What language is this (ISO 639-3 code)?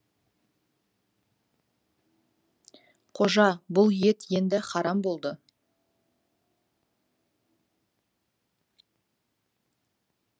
kaz